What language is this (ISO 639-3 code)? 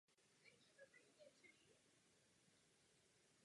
ces